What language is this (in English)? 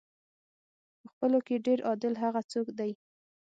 Pashto